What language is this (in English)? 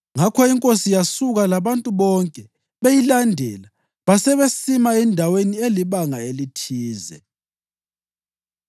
North Ndebele